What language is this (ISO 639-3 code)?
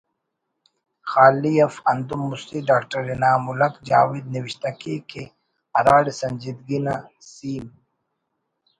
brh